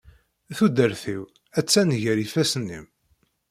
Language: Kabyle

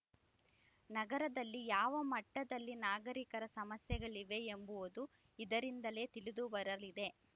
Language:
Kannada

